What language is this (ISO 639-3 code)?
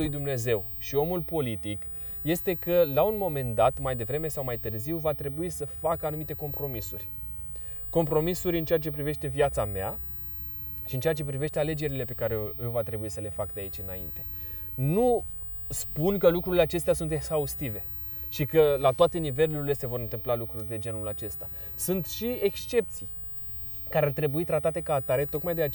ron